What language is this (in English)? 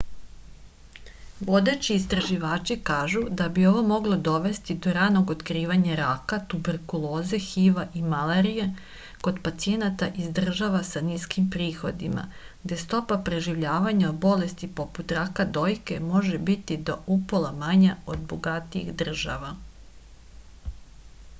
Serbian